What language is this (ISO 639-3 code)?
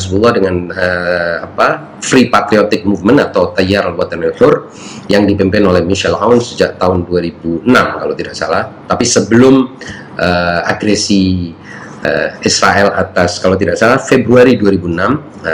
ind